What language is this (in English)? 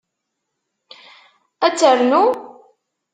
Kabyle